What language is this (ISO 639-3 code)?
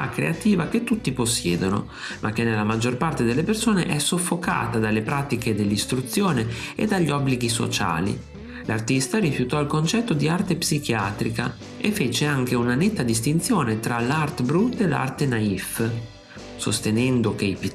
ita